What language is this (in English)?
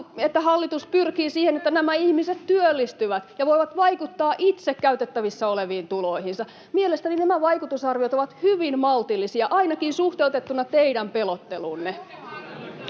Finnish